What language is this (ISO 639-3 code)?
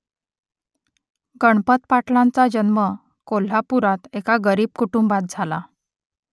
mar